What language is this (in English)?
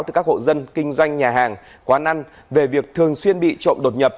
Vietnamese